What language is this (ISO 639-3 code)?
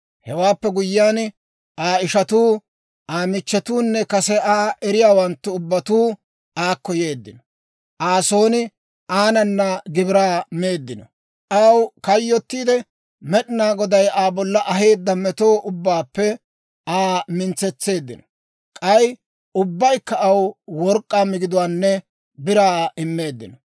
dwr